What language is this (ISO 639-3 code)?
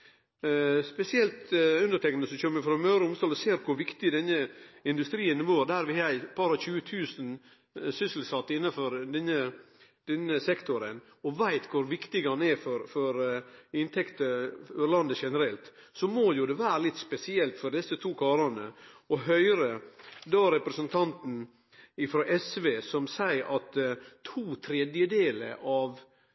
nno